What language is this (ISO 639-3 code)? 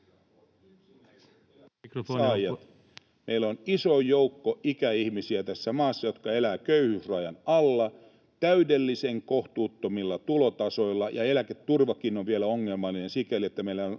fin